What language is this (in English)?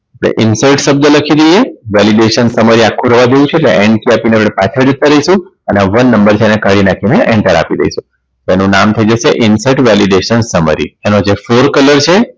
Gujarati